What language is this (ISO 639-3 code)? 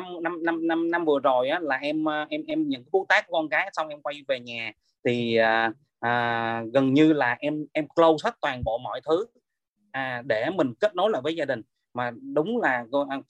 vie